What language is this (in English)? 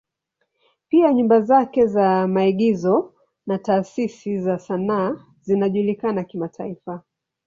Swahili